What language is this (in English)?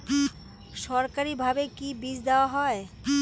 Bangla